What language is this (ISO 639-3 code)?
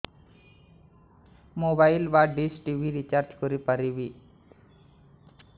ori